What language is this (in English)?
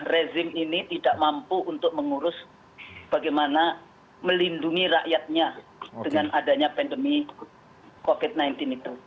Indonesian